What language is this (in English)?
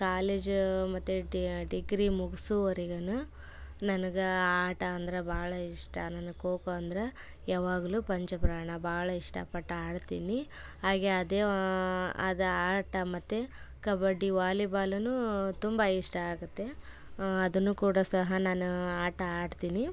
Kannada